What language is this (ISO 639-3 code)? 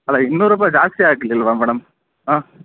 kan